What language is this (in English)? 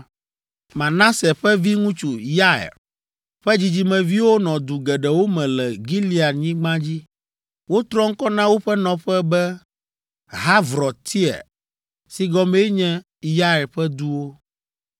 Ewe